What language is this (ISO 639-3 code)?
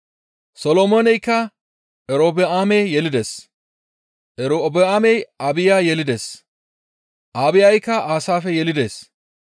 gmv